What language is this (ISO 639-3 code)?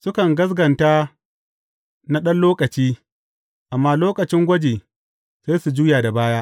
hau